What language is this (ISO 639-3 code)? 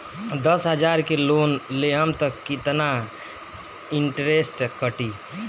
bho